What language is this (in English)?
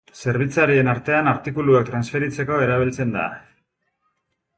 Basque